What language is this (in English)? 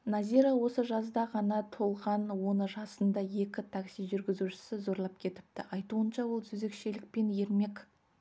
Kazakh